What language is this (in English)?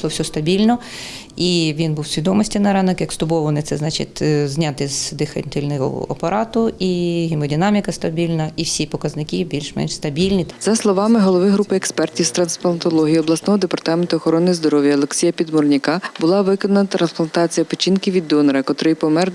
Ukrainian